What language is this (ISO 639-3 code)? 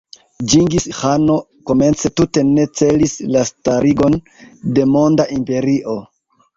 epo